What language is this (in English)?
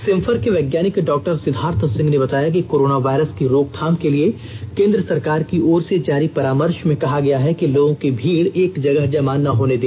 Hindi